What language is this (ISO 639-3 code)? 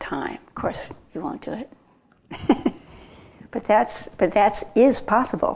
eng